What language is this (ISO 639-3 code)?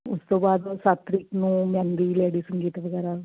pan